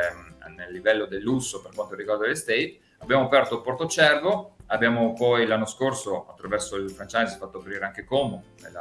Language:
Italian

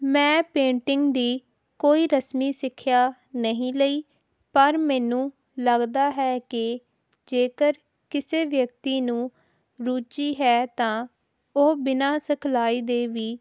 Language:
Punjabi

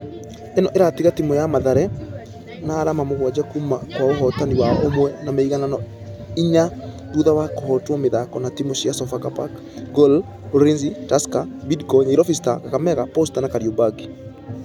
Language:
Kikuyu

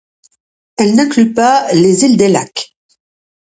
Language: French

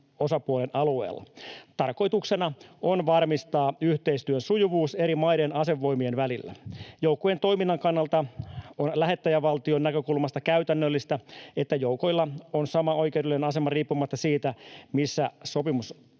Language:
Finnish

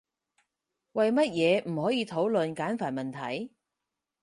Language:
Cantonese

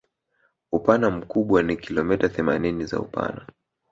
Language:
Swahili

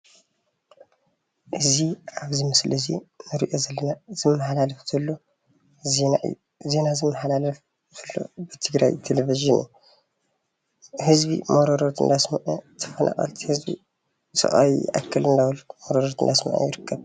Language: Tigrinya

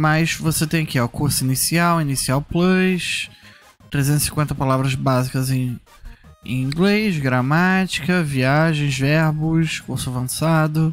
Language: Portuguese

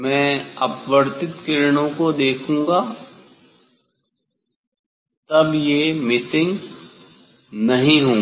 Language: Hindi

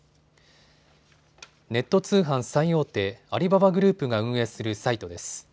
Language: Japanese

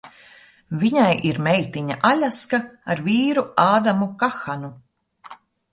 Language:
Latvian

